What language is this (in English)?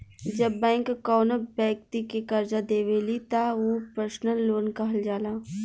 Bhojpuri